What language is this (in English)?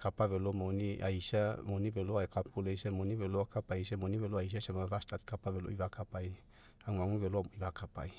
Mekeo